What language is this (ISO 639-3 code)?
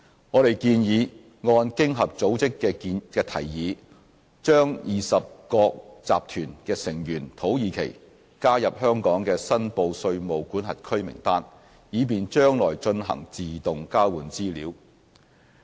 yue